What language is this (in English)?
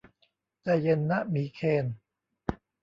Thai